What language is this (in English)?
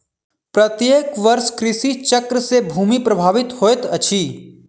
Maithili